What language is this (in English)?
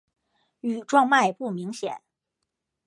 Chinese